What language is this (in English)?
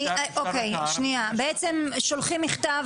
Hebrew